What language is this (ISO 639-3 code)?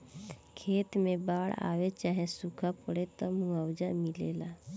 bho